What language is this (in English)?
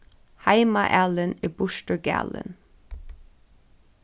Faroese